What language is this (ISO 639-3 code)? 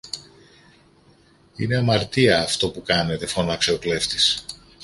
ell